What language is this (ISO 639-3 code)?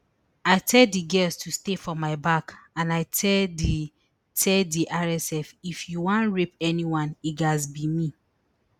pcm